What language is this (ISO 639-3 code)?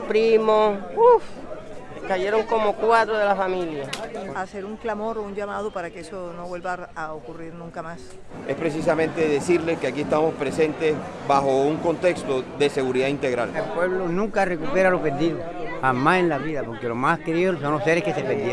spa